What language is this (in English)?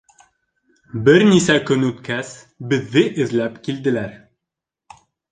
Bashkir